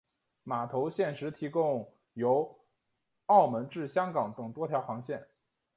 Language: Chinese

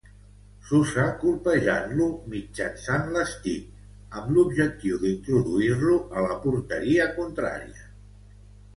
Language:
Catalan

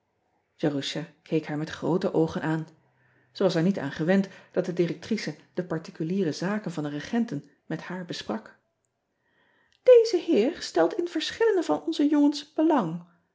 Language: Dutch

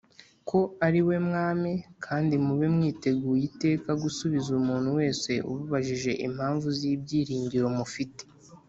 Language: Kinyarwanda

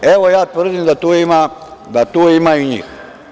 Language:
Serbian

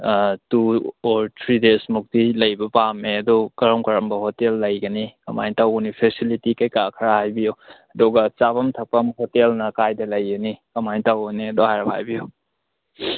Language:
Manipuri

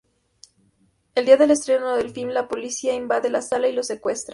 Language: Spanish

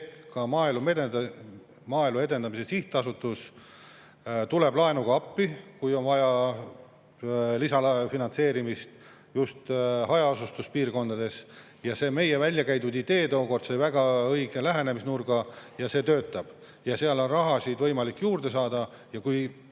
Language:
Estonian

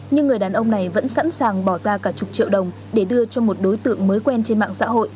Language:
Vietnamese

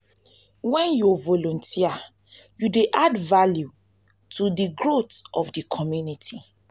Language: Nigerian Pidgin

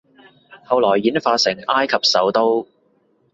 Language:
Cantonese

